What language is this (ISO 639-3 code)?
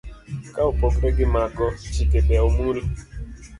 luo